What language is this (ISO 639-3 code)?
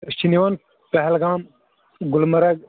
kas